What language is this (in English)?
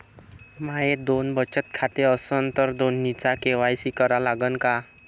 Marathi